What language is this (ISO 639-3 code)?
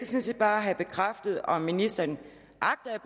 dan